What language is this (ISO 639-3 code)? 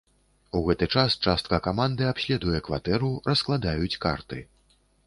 bel